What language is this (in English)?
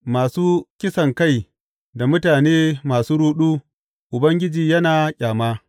Hausa